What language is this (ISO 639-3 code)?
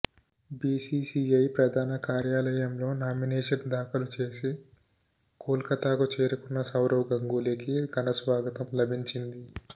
tel